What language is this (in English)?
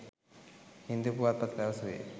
Sinhala